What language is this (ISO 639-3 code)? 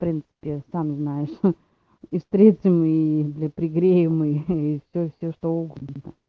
rus